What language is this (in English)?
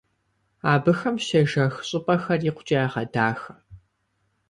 Kabardian